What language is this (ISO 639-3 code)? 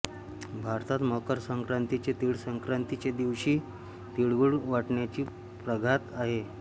mar